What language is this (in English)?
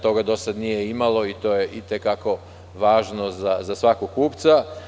Serbian